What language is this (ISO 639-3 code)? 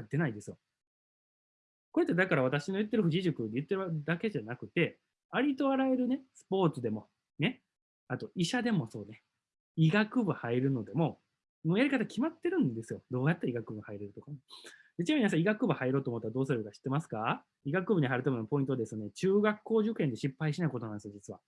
jpn